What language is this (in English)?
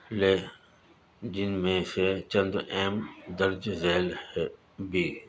Urdu